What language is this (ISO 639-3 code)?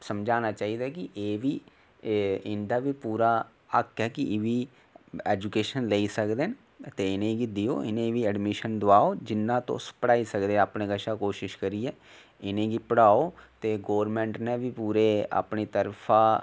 doi